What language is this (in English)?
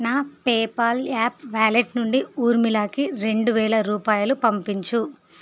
Telugu